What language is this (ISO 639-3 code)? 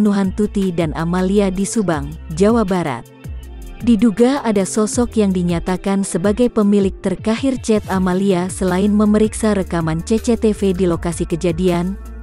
ind